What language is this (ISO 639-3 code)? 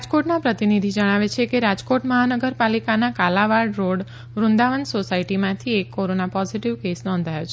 guj